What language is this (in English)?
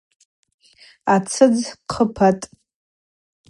Abaza